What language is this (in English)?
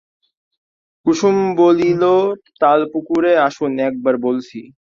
Bangla